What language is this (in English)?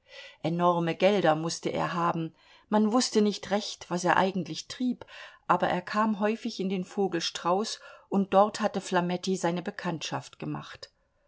German